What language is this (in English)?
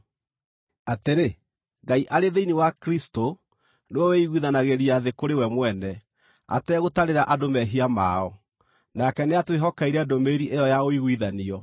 Kikuyu